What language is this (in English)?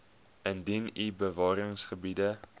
Afrikaans